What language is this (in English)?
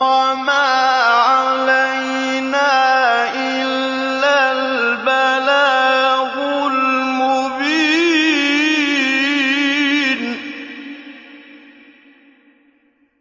Arabic